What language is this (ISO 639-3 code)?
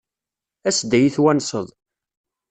kab